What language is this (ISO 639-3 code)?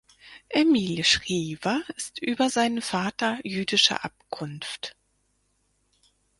deu